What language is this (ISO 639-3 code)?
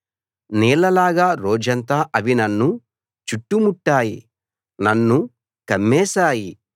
tel